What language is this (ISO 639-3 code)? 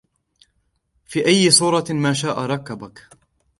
ara